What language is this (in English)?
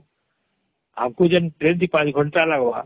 Odia